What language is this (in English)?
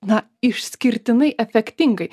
Lithuanian